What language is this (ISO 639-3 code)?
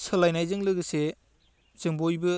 brx